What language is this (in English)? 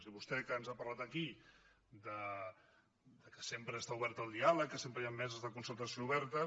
Catalan